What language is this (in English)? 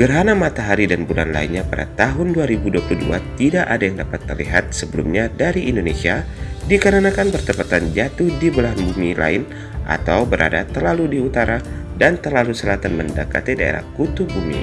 Indonesian